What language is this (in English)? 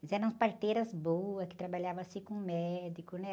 Portuguese